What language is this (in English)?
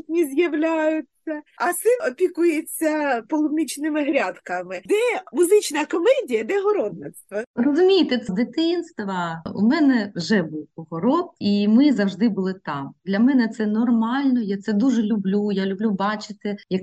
Ukrainian